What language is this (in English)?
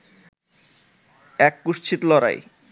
Bangla